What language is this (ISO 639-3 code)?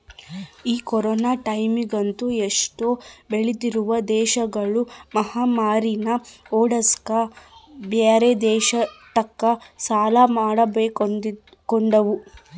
kan